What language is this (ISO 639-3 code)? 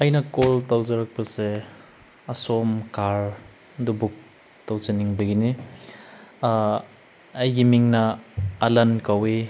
mni